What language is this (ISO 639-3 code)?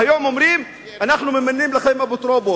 heb